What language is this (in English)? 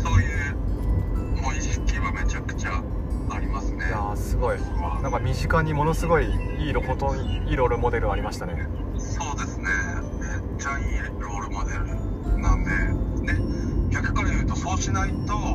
Japanese